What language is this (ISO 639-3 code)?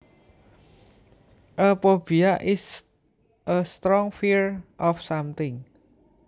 jav